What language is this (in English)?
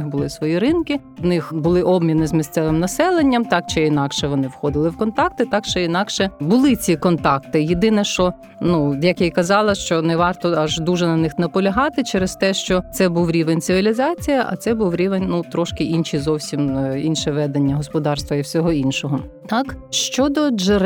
Ukrainian